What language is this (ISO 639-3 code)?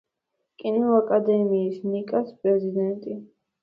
kat